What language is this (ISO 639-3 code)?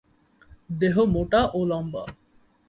ben